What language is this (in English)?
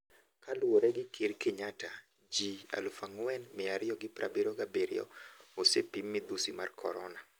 Luo (Kenya and Tanzania)